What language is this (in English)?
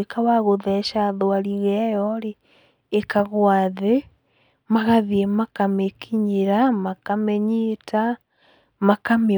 Kikuyu